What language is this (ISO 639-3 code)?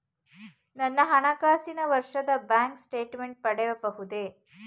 kan